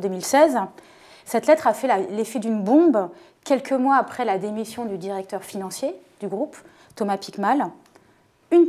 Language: French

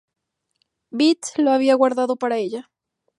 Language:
Spanish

